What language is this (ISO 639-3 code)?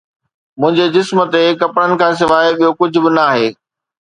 snd